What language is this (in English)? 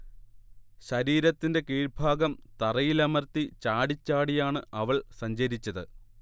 Malayalam